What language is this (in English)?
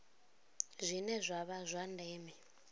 Venda